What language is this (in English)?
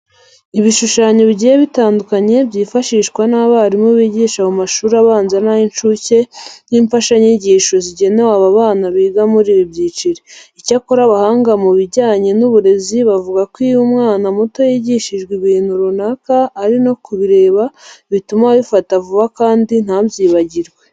Kinyarwanda